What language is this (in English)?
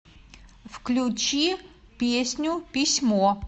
Russian